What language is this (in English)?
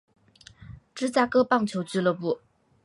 Chinese